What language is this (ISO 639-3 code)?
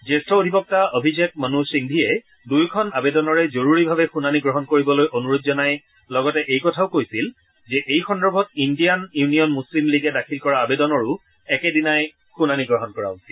asm